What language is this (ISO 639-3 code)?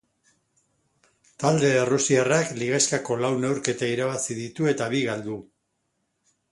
eus